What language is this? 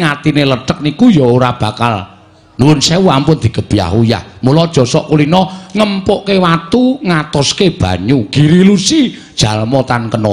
Indonesian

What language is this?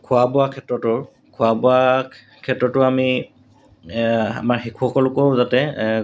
Assamese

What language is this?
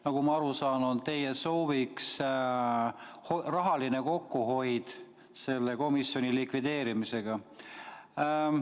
Estonian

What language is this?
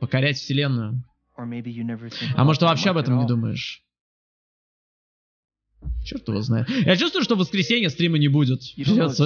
Russian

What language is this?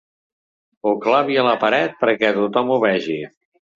Catalan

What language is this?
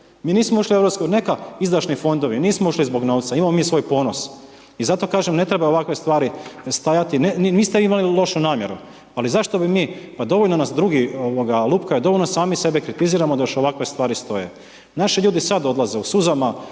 Croatian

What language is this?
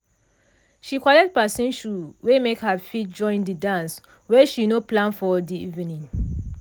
Nigerian Pidgin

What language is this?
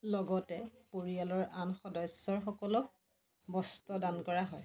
Assamese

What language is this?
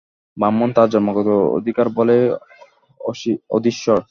Bangla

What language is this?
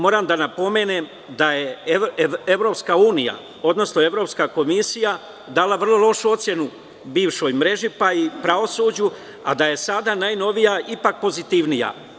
Serbian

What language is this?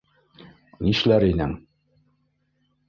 Bashkir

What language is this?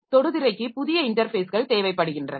Tamil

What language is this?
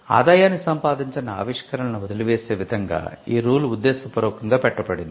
Telugu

